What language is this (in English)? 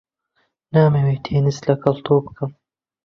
Central Kurdish